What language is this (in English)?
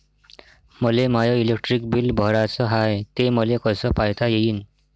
Marathi